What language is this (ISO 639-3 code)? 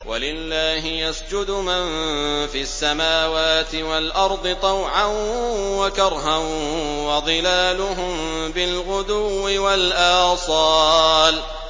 ara